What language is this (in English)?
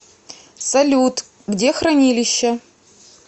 Russian